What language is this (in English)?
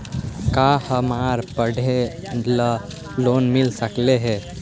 Magahi